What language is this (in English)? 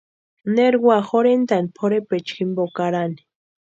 Western Highland Purepecha